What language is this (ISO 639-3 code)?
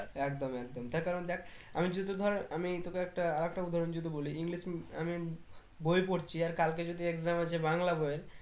ben